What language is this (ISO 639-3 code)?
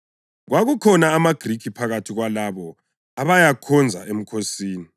nde